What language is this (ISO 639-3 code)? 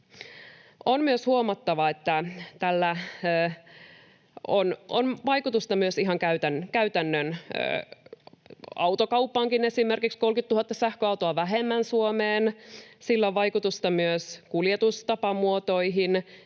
fin